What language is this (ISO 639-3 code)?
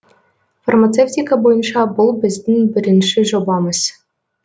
kaz